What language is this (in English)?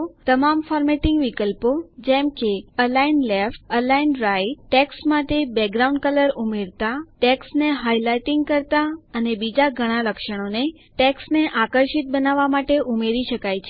Gujarati